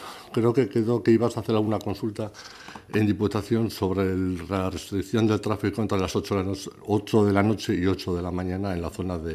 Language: Spanish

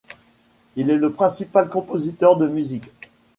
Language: French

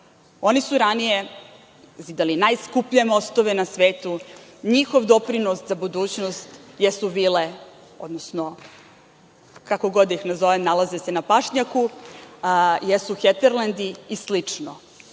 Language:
Serbian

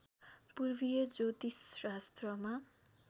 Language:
Nepali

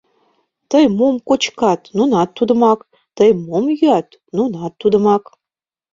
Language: Mari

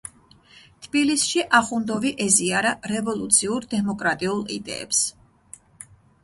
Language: Georgian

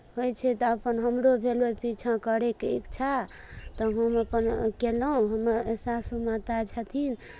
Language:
Maithili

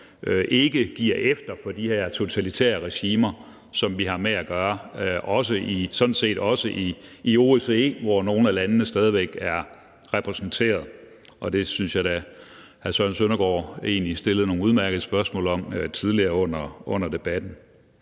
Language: Danish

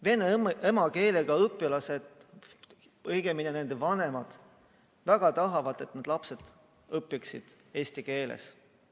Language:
Estonian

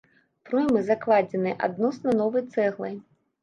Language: Belarusian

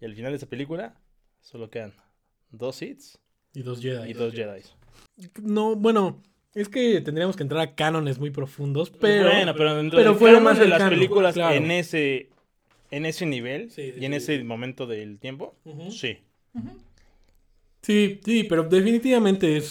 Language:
Spanish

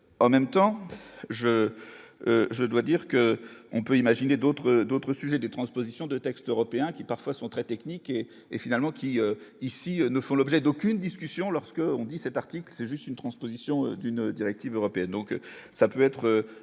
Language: French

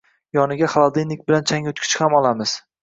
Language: Uzbek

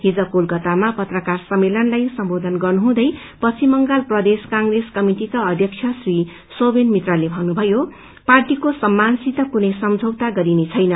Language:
Nepali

